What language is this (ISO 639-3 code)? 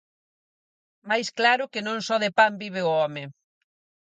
glg